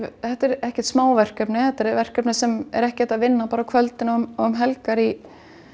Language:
Icelandic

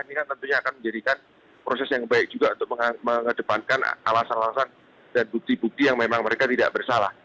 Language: Indonesian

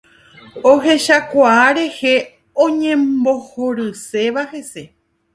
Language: Guarani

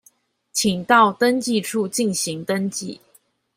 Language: Chinese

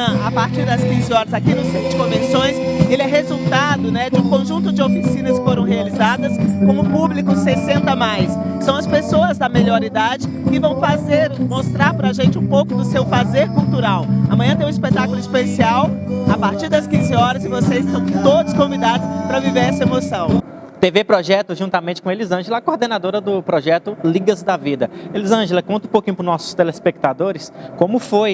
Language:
Portuguese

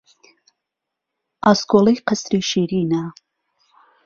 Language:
Central Kurdish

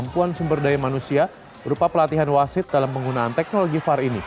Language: Indonesian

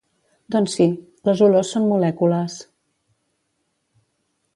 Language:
Catalan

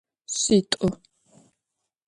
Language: Adyghe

